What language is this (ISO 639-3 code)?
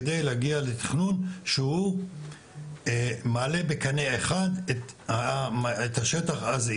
heb